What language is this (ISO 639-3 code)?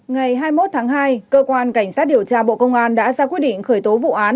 vie